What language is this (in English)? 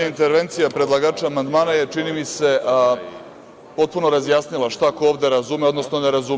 Serbian